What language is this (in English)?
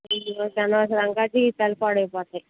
Telugu